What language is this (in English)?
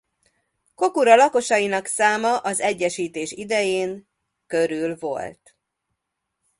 Hungarian